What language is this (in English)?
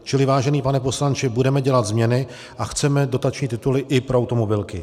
Czech